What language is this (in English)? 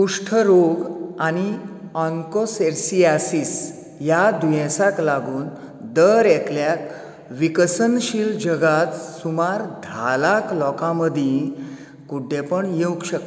Konkani